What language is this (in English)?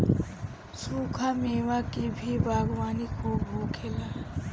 Bhojpuri